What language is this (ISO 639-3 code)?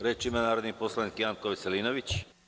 srp